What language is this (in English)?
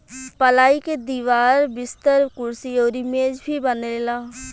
Bhojpuri